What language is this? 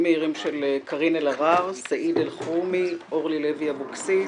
Hebrew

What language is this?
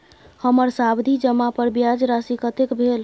Maithili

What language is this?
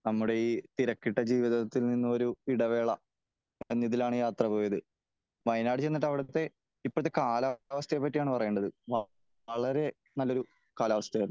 Malayalam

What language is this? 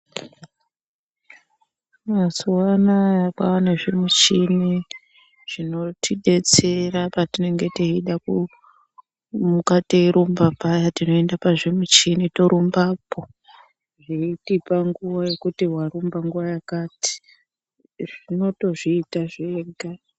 Ndau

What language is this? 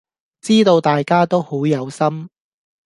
Cantonese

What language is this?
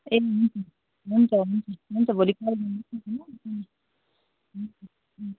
Nepali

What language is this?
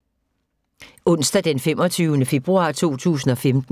Danish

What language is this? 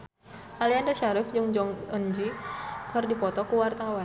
Sundanese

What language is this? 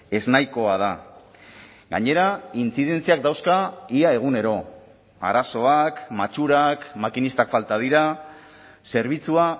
Basque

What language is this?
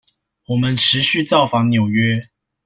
Chinese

